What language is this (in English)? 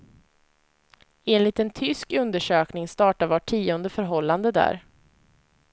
Swedish